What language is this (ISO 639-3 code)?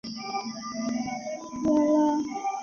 zho